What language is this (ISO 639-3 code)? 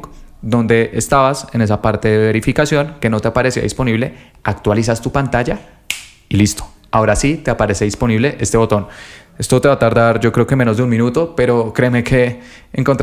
spa